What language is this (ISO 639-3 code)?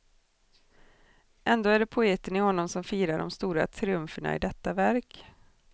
swe